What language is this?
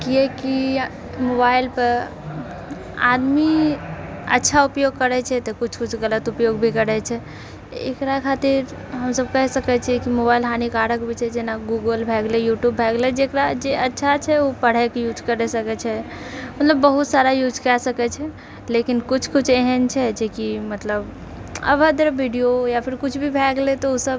Maithili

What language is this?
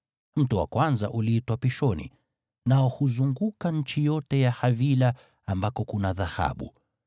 Swahili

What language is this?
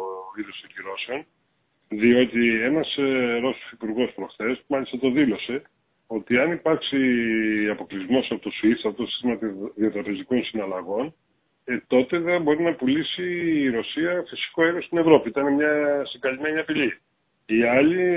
Greek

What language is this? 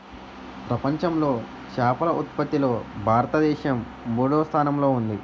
Telugu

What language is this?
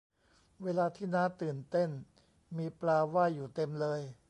Thai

